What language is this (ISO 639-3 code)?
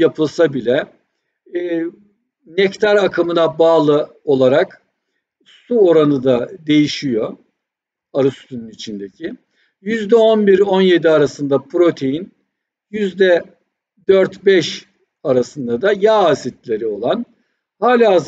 tur